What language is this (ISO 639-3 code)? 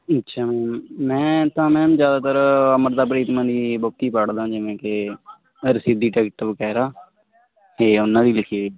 pan